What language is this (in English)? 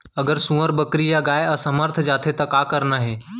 Chhattisgarhi